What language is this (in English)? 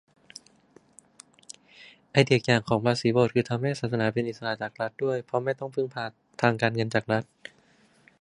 Thai